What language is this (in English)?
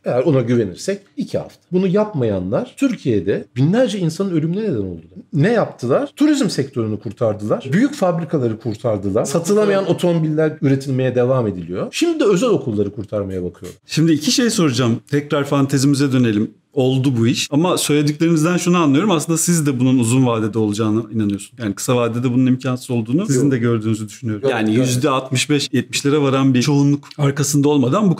Turkish